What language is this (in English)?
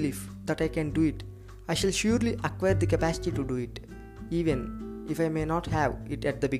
Telugu